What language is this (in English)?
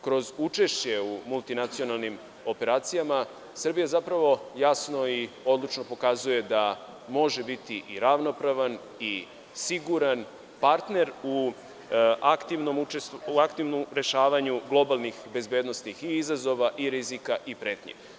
Serbian